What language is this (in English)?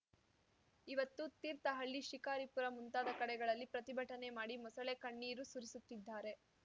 Kannada